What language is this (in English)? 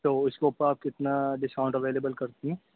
Urdu